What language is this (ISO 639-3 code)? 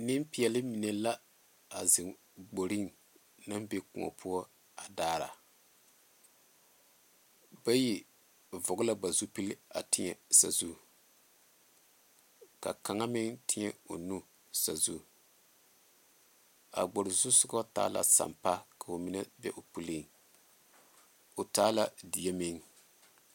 dga